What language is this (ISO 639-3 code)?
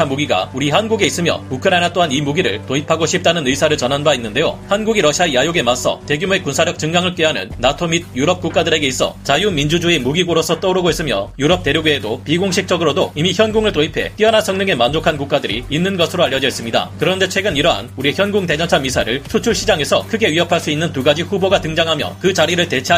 kor